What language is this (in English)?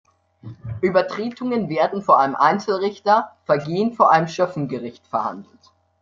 German